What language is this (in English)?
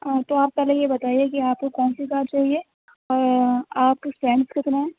Urdu